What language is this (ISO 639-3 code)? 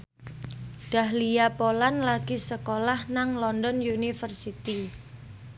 jav